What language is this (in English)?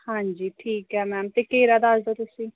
Punjabi